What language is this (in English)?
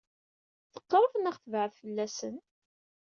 Kabyle